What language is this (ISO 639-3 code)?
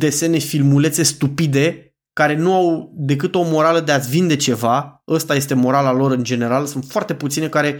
ron